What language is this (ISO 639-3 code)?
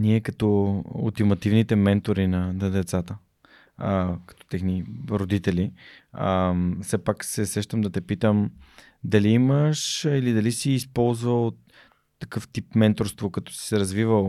bul